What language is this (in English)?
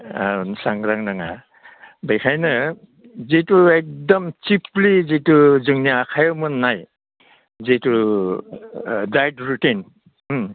Bodo